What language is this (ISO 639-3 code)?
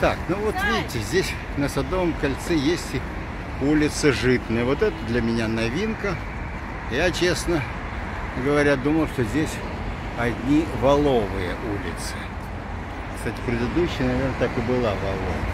rus